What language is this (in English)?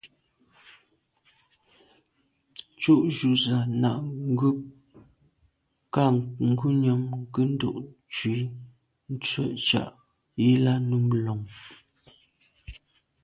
Medumba